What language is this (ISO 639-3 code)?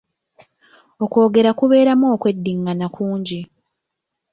lug